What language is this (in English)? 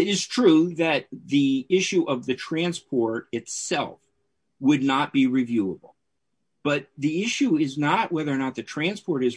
English